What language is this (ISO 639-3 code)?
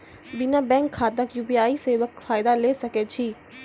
mai